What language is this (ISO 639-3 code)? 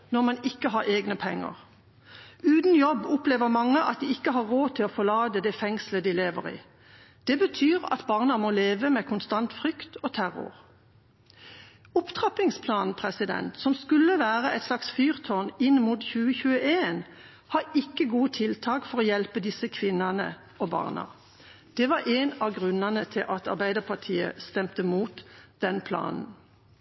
nob